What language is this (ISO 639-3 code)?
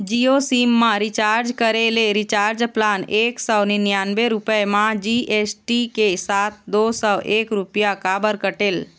hne